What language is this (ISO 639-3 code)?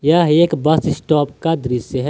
hin